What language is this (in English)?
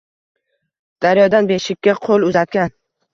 Uzbek